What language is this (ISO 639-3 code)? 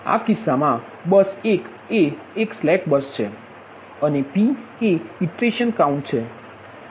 guj